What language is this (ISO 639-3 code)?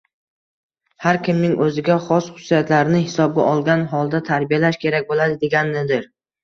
uzb